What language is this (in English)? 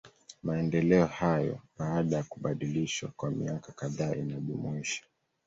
Swahili